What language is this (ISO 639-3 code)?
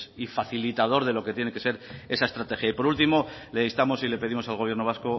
spa